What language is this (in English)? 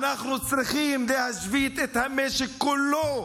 Hebrew